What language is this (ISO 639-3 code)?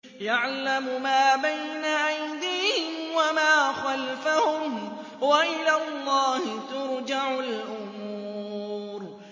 ara